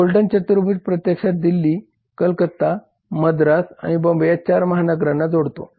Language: Marathi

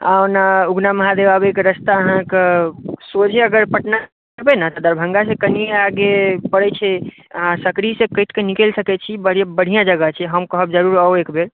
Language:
Maithili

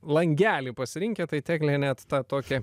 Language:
Lithuanian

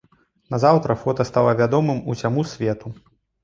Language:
Belarusian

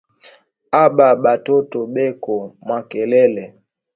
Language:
Swahili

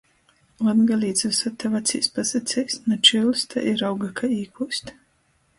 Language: Latgalian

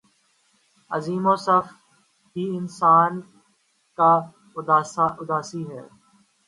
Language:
Urdu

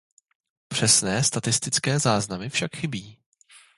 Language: Czech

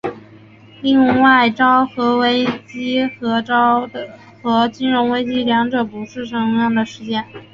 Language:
Chinese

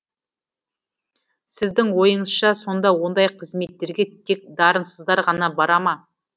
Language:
Kazakh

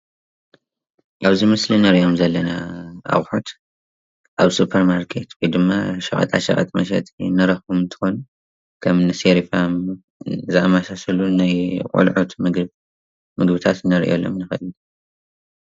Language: Tigrinya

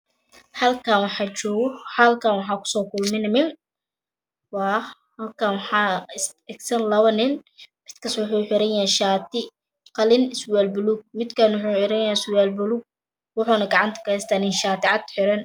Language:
Somali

